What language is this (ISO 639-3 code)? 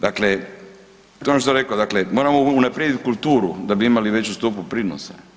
hrv